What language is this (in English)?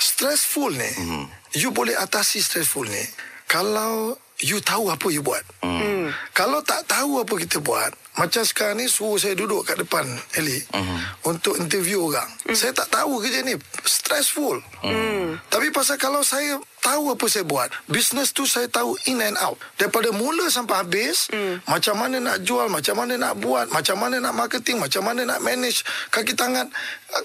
Malay